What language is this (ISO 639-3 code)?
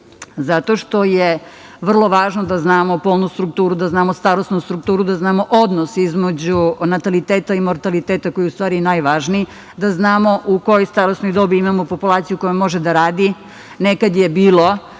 srp